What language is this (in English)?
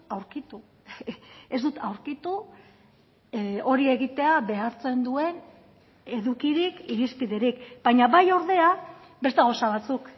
Basque